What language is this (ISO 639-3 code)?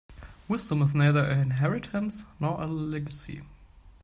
eng